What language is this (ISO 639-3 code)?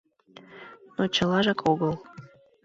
chm